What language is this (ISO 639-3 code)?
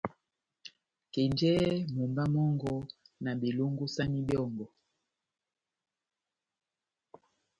bnm